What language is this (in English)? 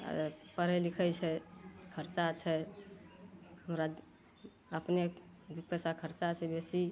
Maithili